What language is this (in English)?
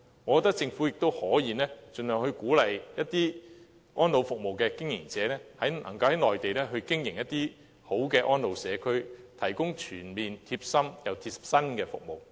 Cantonese